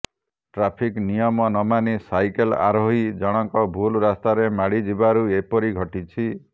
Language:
Odia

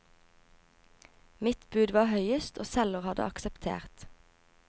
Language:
Norwegian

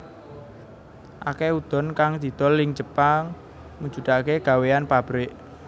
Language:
Javanese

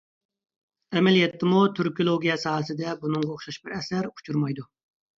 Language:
Uyghur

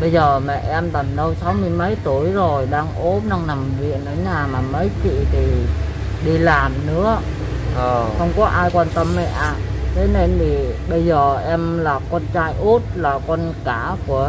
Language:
Vietnamese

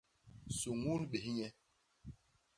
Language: Basaa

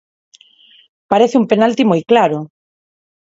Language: Galician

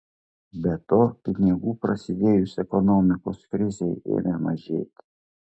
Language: Lithuanian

